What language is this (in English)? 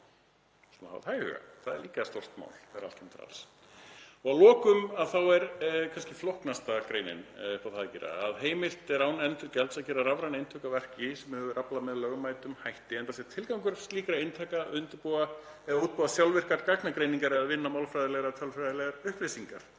Icelandic